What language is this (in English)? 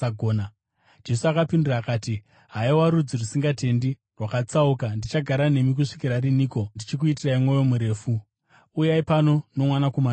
Shona